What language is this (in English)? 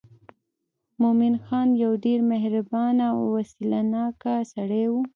Pashto